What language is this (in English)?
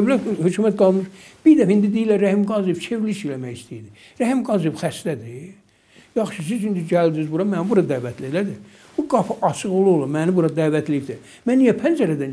Turkish